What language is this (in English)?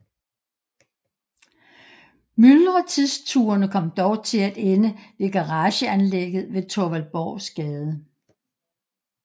Danish